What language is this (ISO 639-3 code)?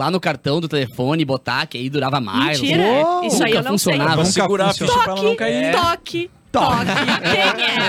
por